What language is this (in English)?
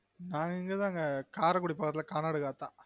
Tamil